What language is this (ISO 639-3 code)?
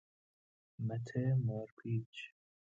fas